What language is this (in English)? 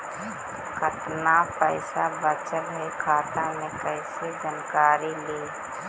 Magahi